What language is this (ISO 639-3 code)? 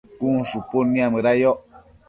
mcf